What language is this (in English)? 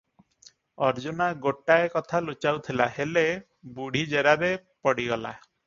Odia